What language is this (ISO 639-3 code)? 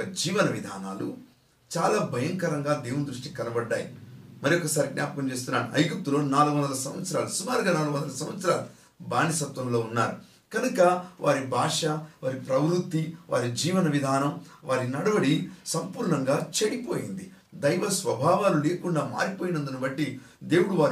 tel